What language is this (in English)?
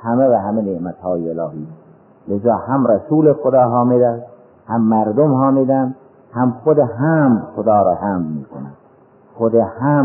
Persian